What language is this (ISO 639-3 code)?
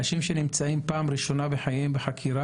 heb